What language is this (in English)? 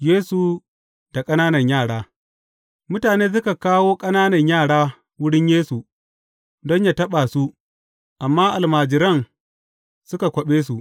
Hausa